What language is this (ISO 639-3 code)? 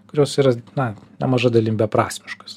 lit